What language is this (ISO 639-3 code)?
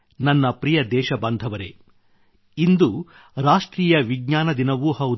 kan